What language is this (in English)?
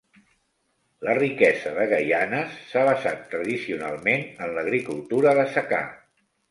Catalan